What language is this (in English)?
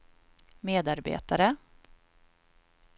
Swedish